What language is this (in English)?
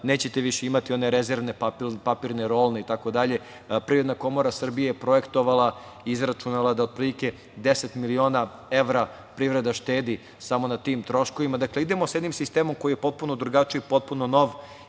Serbian